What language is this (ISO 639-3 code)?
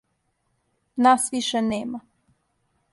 srp